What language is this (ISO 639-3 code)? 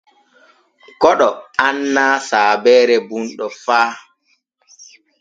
fue